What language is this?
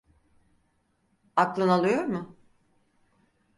Turkish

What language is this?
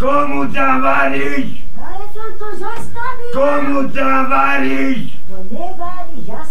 Slovak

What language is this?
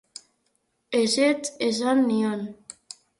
Basque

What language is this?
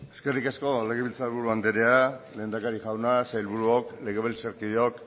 Basque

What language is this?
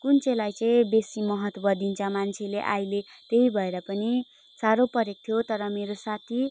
Nepali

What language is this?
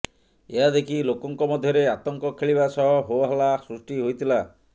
Odia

